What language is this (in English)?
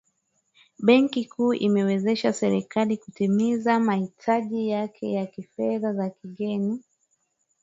Swahili